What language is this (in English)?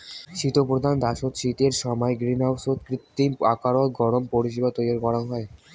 Bangla